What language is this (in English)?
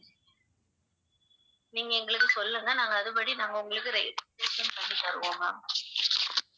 Tamil